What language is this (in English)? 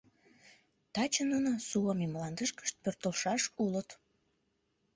Mari